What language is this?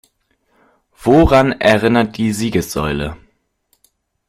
German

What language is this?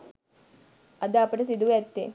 Sinhala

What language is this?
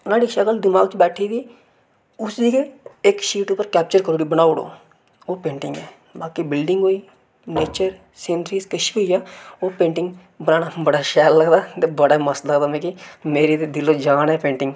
Dogri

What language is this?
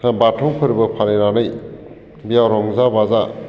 Bodo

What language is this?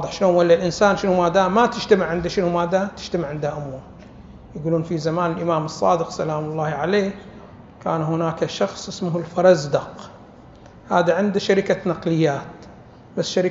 Arabic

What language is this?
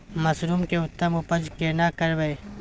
Maithili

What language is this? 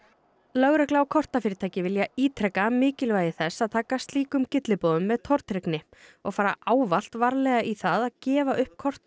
Icelandic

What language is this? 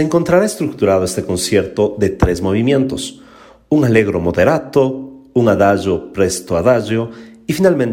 Spanish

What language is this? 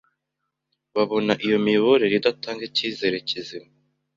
Kinyarwanda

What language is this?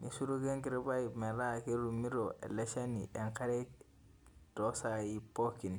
Masai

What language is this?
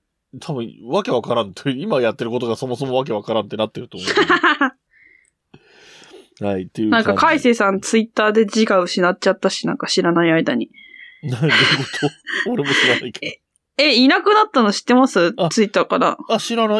Japanese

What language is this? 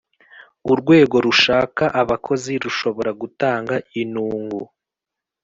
Kinyarwanda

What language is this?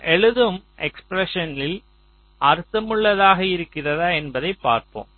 Tamil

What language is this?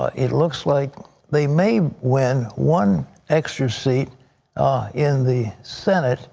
English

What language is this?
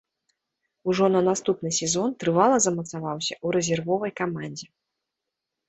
Belarusian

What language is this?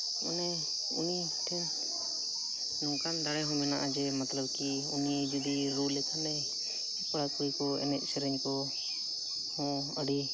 Santali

